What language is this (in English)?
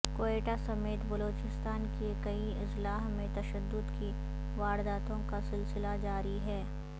Urdu